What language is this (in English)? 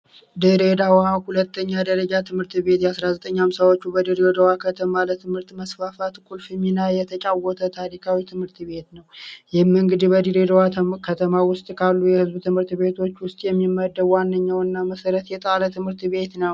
Amharic